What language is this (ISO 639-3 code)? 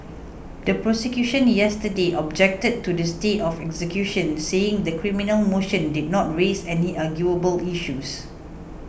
eng